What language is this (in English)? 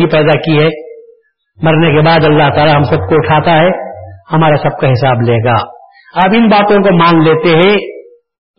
Urdu